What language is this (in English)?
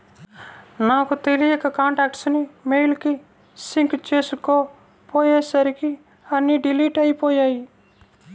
Telugu